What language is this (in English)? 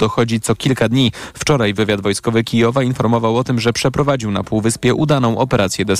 Polish